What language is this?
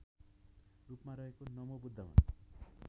Nepali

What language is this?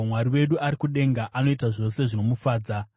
Shona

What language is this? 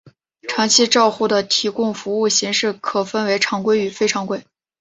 Chinese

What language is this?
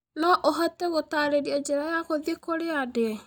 Kikuyu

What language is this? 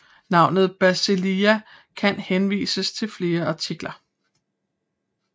Danish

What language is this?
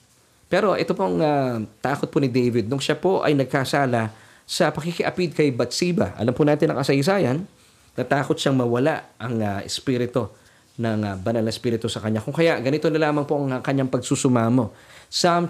Filipino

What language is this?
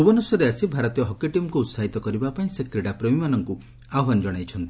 Odia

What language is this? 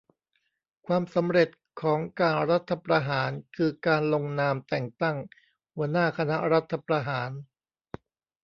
Thai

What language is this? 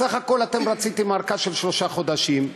Hebrew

